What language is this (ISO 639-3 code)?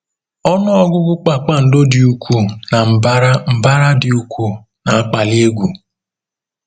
ibo